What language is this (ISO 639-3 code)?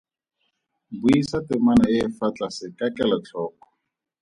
tsn